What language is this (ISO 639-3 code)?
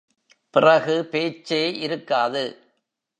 tam